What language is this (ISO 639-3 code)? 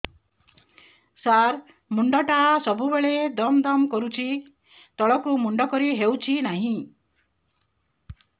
ori